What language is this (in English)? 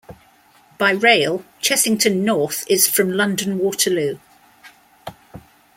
English